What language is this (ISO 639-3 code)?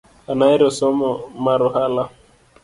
luo